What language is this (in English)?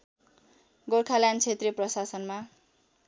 Nepali